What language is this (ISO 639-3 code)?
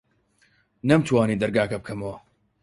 ckb